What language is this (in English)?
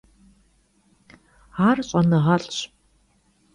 Kabardian